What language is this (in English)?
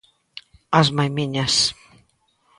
Galician